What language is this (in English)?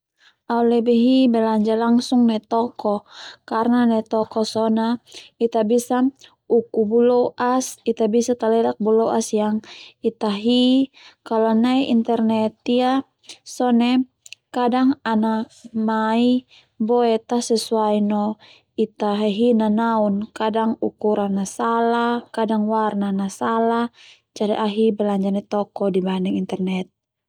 Termanu